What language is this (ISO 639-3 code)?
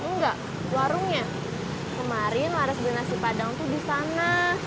ind